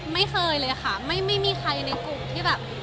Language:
Thai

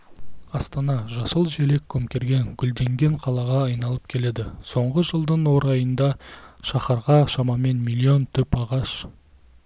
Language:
Kazakh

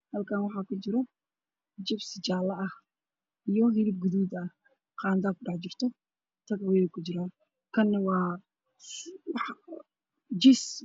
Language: Somali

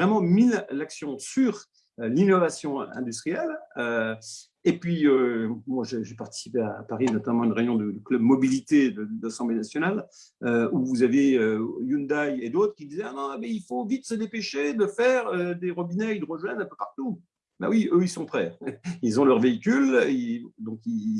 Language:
French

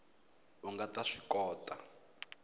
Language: Tsonga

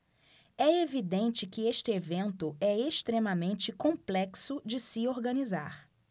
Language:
Portuguese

